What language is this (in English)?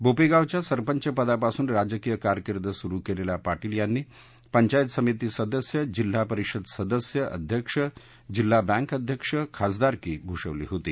Marathi